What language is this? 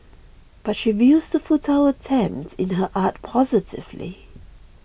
English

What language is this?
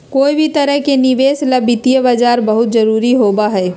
Magahi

